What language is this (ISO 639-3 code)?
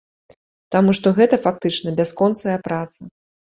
bel